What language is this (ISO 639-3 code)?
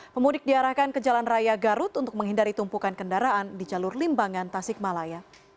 ind